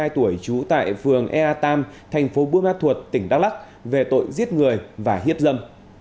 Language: Vietnamese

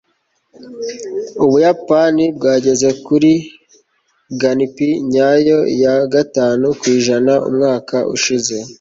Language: Kinyarwanda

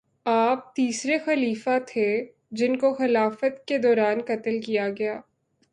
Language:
Urdu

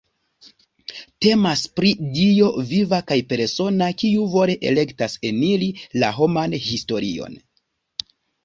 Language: Esperanto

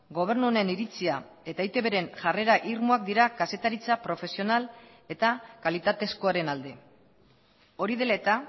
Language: Basque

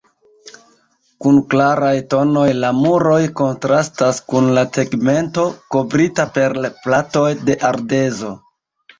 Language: Esperanto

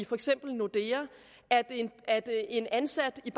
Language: Danish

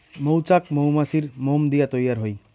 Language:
Bangla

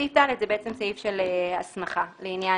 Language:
Hebrew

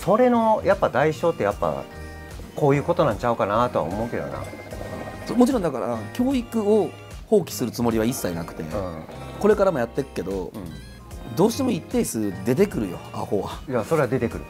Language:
Japanese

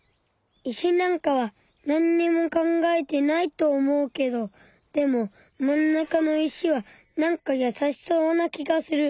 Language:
Japanese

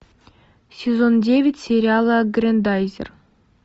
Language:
Russian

